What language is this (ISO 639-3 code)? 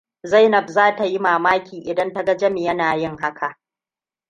hau